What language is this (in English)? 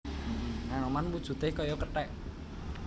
Javanese